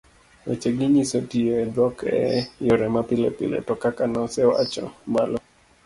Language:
Luo (Kenya and Tanzania)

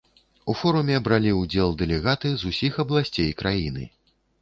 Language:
Belarusian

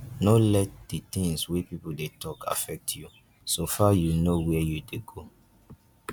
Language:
Nigerian Pidgin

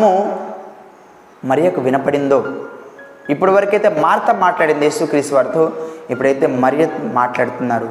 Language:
Telugu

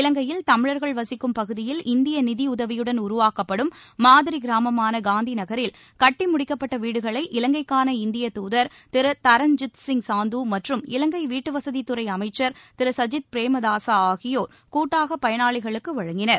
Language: Tamil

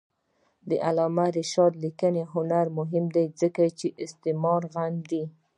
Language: Pashto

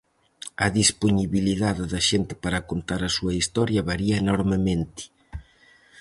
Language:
Galician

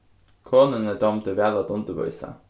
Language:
Faroese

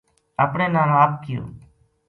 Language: Gujari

